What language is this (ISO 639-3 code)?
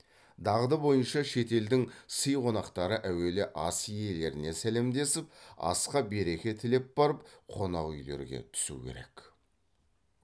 kaz